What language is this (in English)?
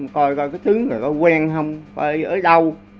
Vietnamese